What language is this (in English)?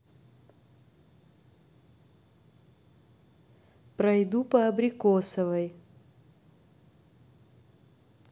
Russian